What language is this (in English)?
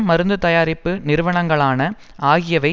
Tamil